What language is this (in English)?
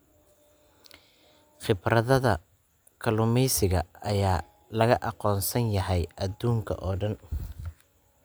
Somali